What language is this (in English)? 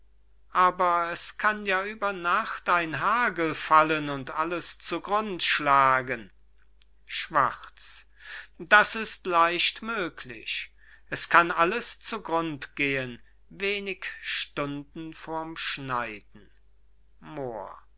German